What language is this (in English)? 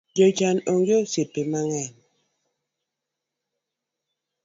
Luo (Kenya and Tanzania)